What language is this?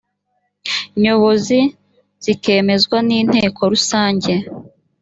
Kinyarwanda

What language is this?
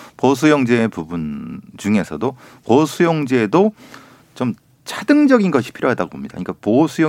Korean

